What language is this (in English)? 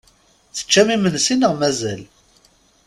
Kabyle